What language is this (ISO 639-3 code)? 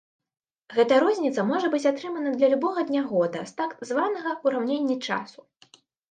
bel